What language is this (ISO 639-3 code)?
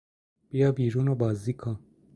fas